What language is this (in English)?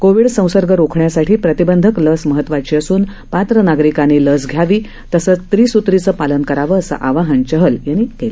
Marathi